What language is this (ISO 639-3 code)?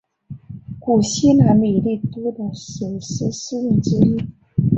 zho